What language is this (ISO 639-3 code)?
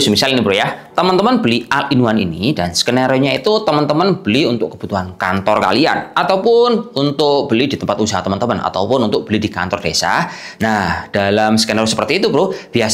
ind